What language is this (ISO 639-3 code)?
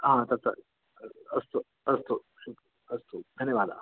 san